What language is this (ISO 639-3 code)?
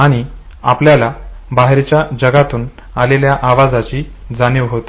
mar